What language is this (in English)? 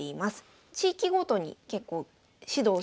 Japanese